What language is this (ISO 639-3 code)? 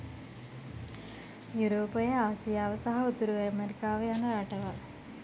sin